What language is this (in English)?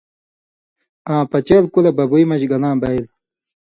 Indus Kohistani